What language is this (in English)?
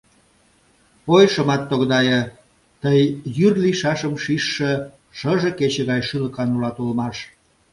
Mari